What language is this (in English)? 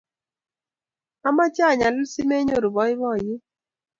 Kalenjin